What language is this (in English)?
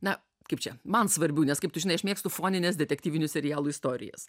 Lithuanian